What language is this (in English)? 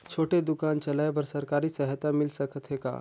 Chhattisgarhi